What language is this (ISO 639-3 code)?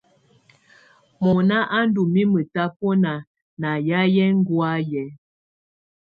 tvu